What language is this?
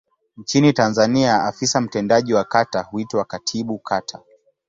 Swahili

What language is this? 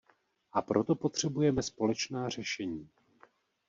Czech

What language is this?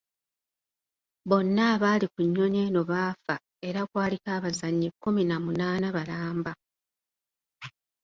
Ganda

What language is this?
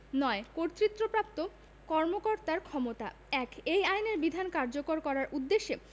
Bangla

